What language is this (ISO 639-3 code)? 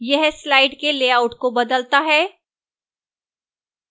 hin